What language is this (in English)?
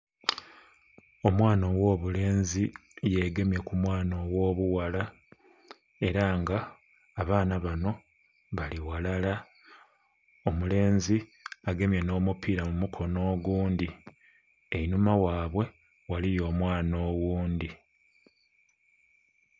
Soga